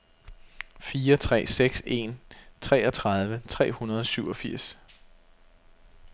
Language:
Danish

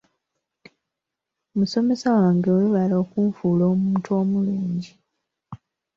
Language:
Ganda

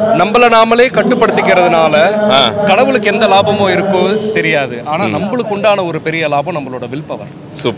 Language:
Arabic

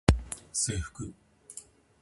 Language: Japanese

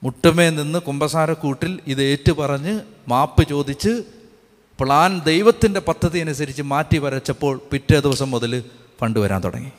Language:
Malayalam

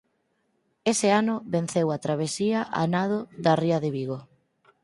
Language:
Galician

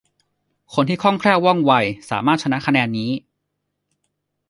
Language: Thai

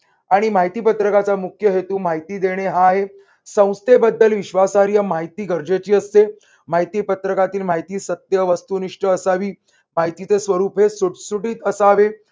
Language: Marathi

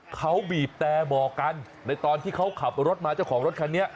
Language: Thai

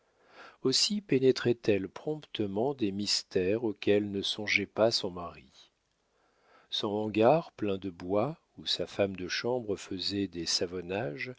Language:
French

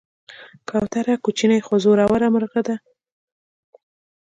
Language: Pashto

